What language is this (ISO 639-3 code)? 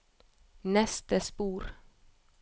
nor